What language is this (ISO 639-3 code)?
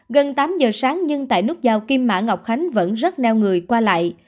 vie